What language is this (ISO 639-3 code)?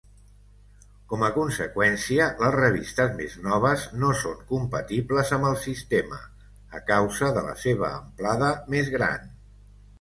cat